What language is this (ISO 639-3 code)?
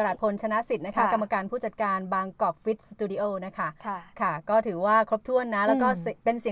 tha